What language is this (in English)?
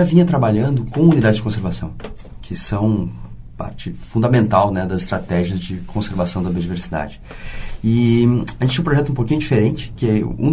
Portuguese